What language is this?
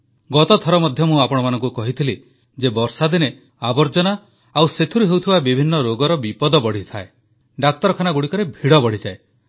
Odia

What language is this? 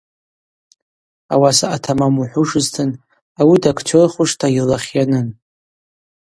Abaza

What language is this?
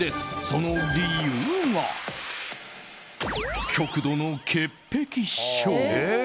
Japanese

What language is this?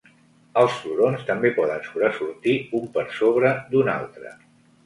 Catalan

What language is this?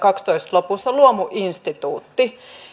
Finnish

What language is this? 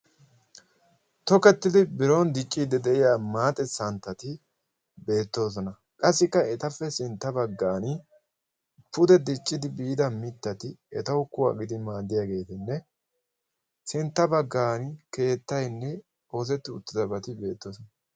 Wolaytta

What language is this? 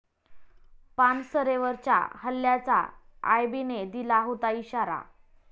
Marathi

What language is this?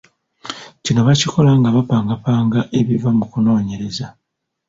Ganda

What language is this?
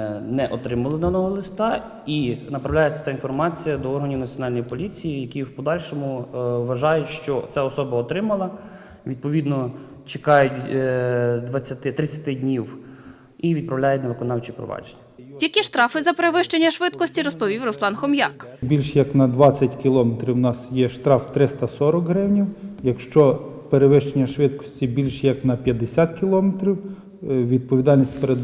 Ukrainian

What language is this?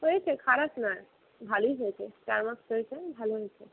Bangla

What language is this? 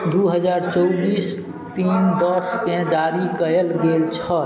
Maithili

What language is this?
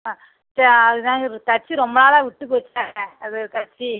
Tamil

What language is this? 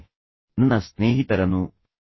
Kannada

